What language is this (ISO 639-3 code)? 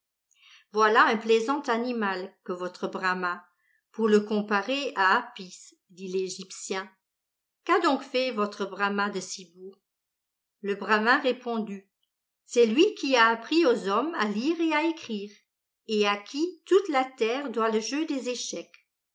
fra